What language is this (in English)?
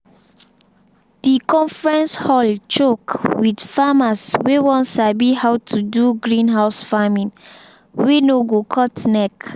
Nigerian Pidgin